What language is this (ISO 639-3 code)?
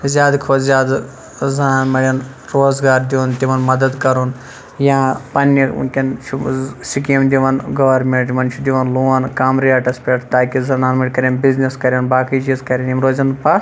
kas